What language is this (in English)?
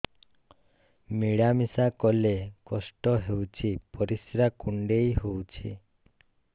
Odia